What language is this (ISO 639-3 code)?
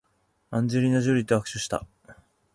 jpn